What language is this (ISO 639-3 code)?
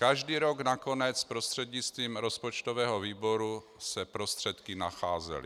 ces